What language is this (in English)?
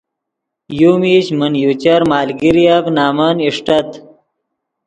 Yidgha